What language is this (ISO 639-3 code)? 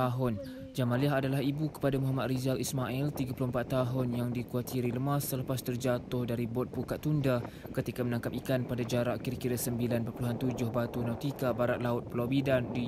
msa